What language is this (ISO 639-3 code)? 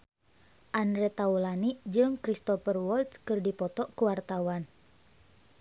sun